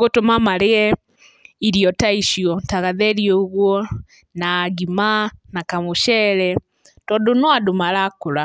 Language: Kikuyu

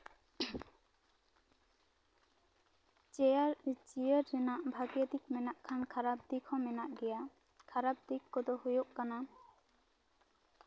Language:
Santali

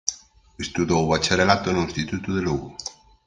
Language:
Galician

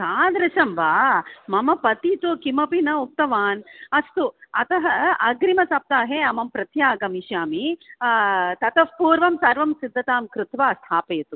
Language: Sanskrit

